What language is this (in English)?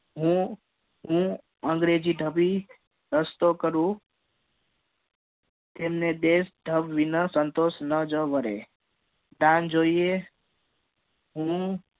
Gujarati